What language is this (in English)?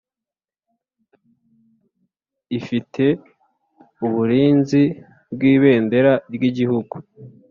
Kinyarwanda